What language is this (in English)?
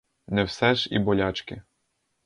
Ukrainian